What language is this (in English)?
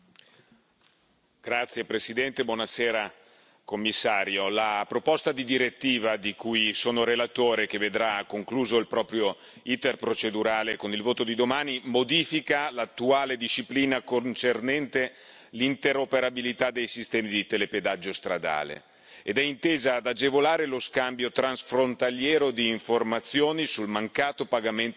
Italian